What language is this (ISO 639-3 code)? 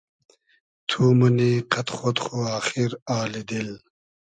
haz